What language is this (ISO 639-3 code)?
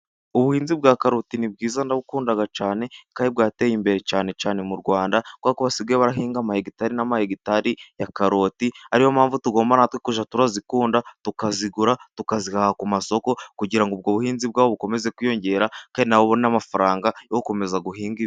kin